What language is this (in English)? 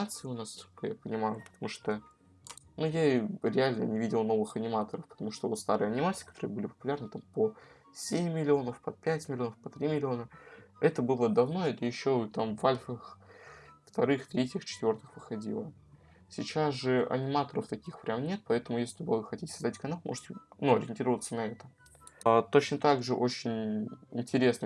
Russian